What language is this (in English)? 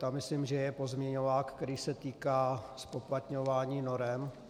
Czech